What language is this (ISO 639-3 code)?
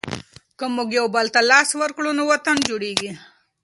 pus